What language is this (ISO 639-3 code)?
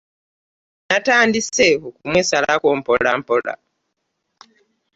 lug